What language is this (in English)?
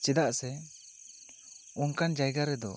Santali